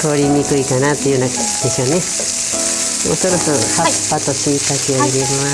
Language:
Japanese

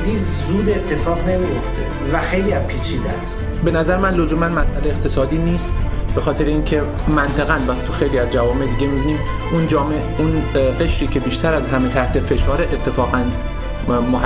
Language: Persian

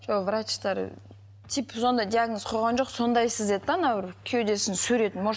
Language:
Kazakh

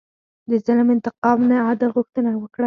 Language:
Pashto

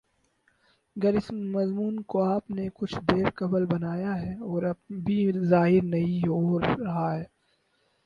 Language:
Urdu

